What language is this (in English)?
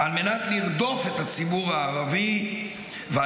Hebrew